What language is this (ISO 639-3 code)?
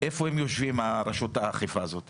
heb